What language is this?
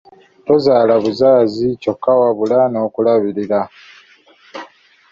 Ganda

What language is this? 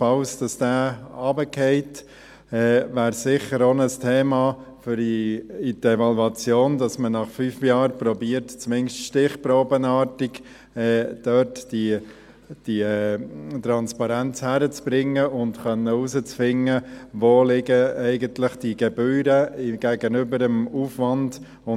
Swiss German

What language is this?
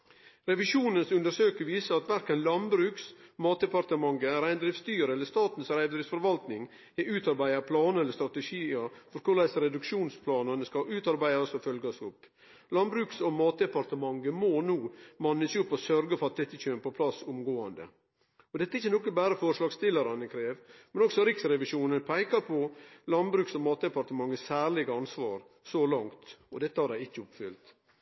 Norwegian Nynorsk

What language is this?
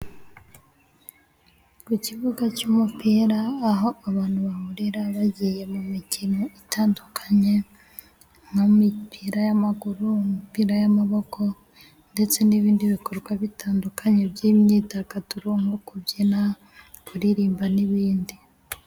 Kinyarwanda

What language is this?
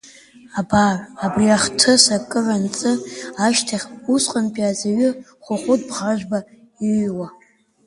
Abkhazian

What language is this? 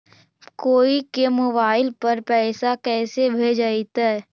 Magahi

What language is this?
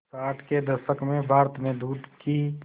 Hindi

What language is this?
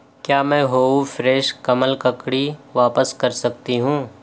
Urdu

